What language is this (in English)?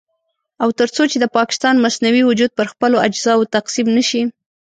Pashto